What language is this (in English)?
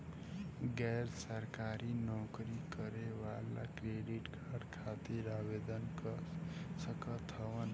Bhojpuri